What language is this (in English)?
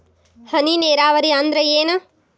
Kannada